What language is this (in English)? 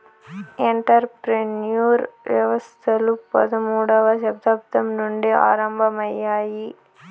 Telugu